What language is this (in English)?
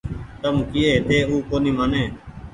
Goaria